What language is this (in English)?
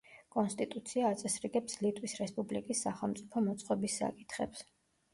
Georgian